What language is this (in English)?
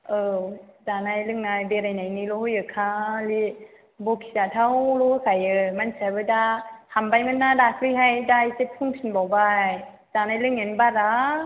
Bodo